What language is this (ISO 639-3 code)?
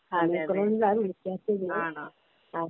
mal